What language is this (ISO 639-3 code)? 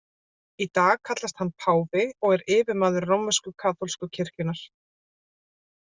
isl